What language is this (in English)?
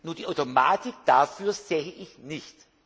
German